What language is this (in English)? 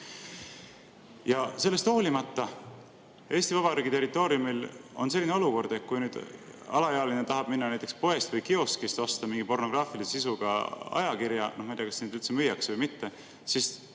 Estonian